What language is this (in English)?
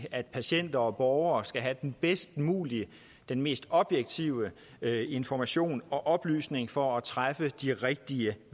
Danish